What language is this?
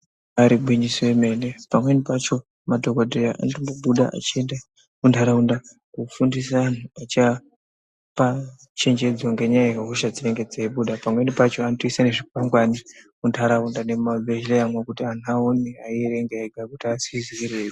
Ndau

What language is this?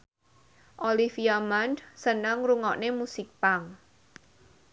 Javanese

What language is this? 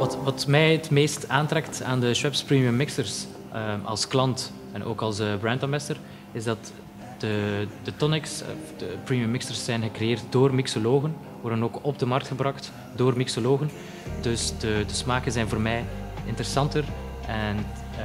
Dutch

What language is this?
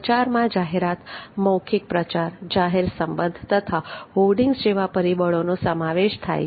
Gujarati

